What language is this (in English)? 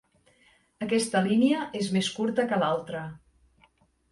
Catalan